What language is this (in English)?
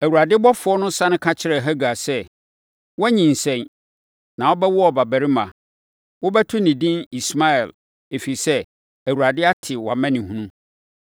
Akan